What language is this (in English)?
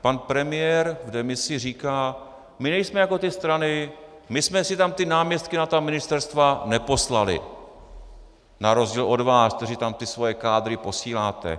Czech